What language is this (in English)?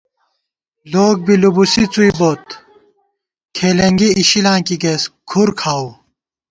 Gawar-Bati